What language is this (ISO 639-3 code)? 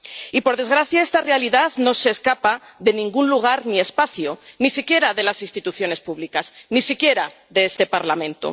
spa